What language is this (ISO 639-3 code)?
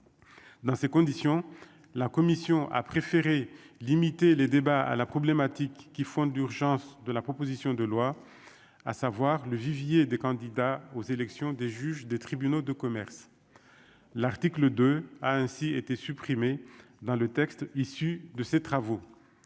fra